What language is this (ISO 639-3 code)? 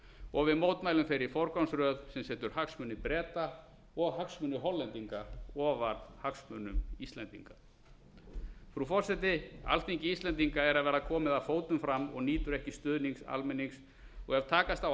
isl